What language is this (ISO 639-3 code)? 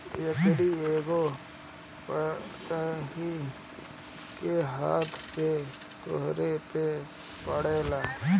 bho